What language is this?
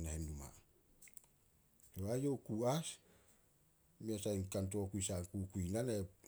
Solos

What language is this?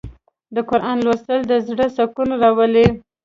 Pashto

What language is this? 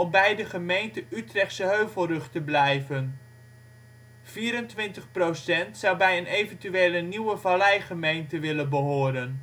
Dutch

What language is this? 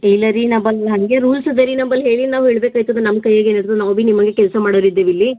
Kannada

